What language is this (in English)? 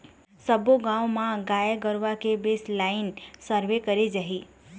Chhattisgarhi